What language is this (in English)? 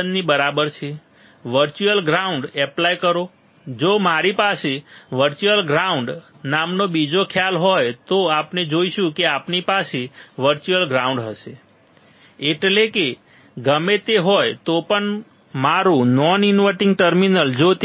Gujarati